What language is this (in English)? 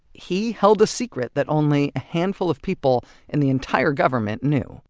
English